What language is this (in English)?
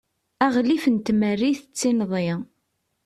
Kabyle